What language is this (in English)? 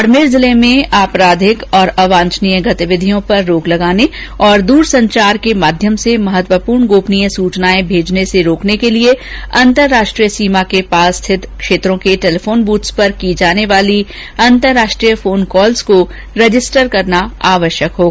Hindi